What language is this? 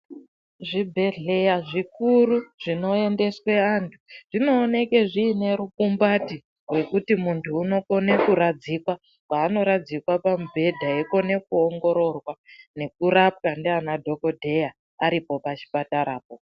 Ndau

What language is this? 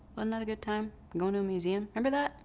English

